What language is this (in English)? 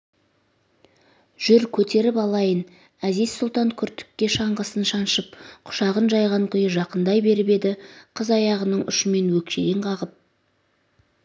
Kazakh